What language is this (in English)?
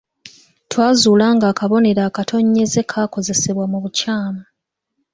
Ganda